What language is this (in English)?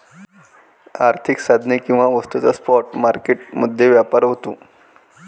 Marathi